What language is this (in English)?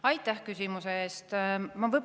Estonian